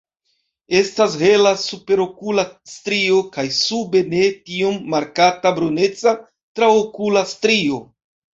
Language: Esperanto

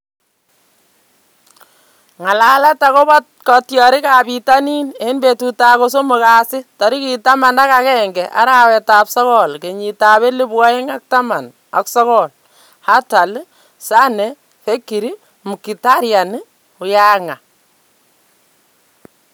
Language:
Kalenjin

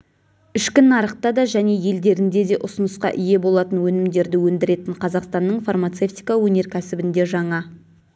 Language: Kazakh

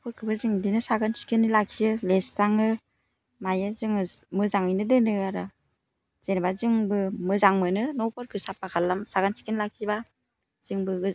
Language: Bodo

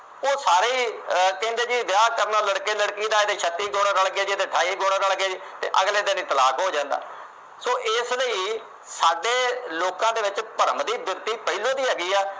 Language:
Punjabi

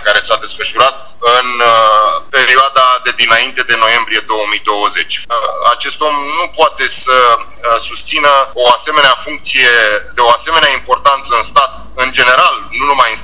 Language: Romanian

